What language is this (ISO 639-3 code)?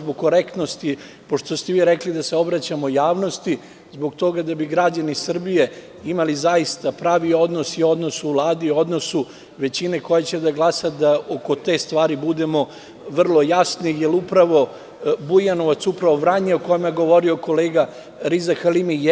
srp